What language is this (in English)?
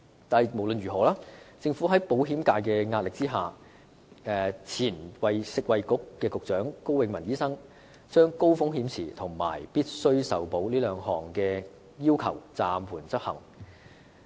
Cantonese